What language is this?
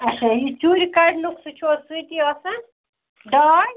Kashmiri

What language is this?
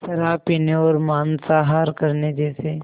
Hindi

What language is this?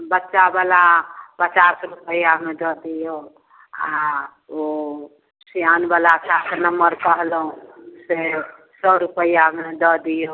Maithili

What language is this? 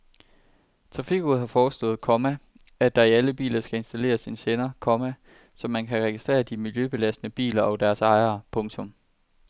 Danish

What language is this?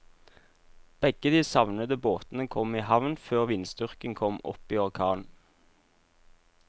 Norwegian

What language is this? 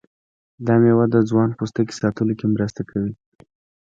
Pashto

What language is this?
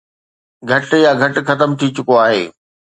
Sindhi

